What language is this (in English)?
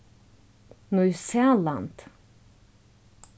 Faroese